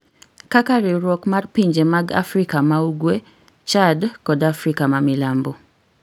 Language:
Luo (Kenya and Tanzania)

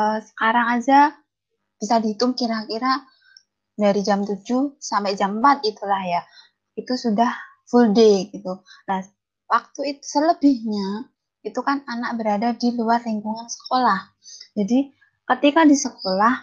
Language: Indonesian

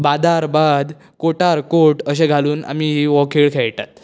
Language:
Konkani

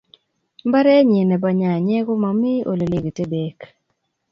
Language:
Kalenjin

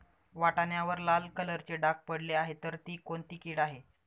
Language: Marathi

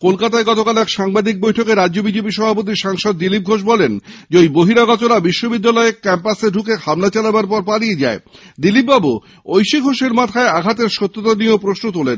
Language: Bangla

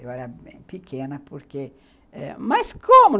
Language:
Portuguese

